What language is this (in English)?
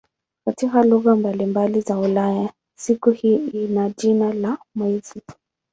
Swahili